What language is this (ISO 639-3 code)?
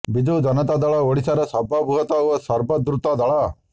ori